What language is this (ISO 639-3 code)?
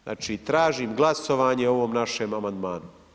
hrv